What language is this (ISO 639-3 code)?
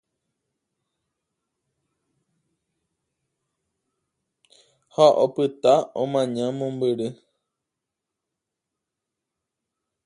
grn